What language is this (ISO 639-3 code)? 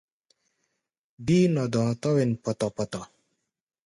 gba